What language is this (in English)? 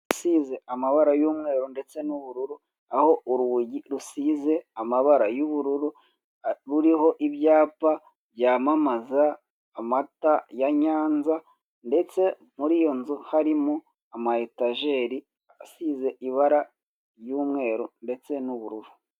Kinyarwanda